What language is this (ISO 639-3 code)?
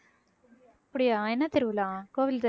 tam